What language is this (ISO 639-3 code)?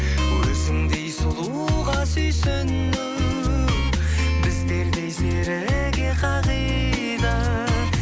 kaz